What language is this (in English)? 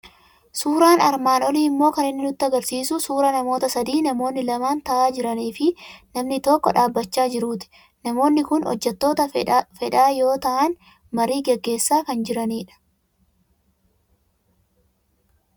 Oromo